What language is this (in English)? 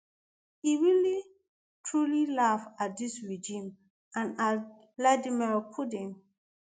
Nigerian Pidgin